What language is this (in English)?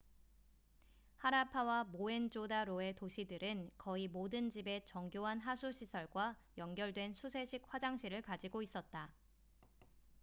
Korean